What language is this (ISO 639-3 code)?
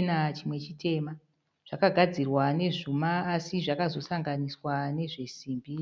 sna